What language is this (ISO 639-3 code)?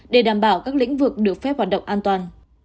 vie